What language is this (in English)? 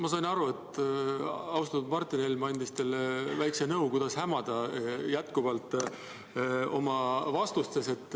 Estonian